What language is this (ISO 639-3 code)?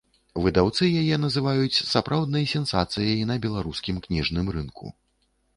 bel